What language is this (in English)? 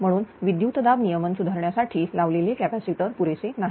Marathi